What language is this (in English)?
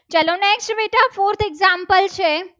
Gujarati